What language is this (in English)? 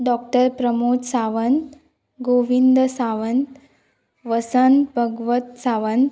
Konkani